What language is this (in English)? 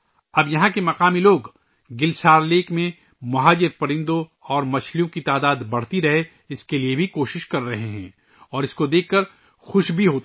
Urdu